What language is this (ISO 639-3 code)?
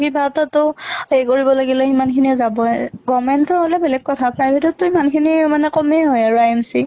asm